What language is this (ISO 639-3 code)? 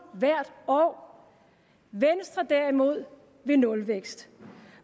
dan